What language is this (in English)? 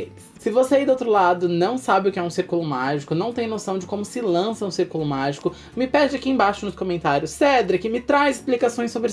Portuguese